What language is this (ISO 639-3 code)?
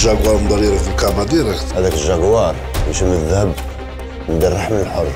ara